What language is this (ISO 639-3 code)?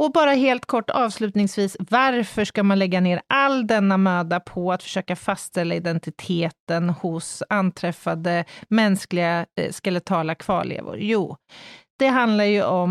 swe